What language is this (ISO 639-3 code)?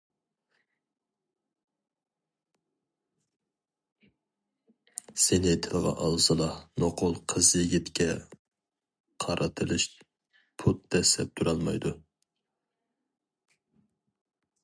uig